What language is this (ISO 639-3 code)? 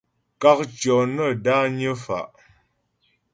bbj